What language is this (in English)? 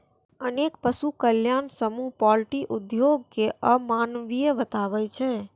Maithili